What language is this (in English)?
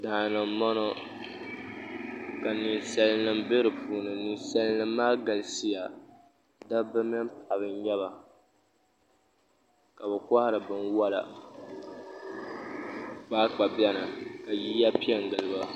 Dagbani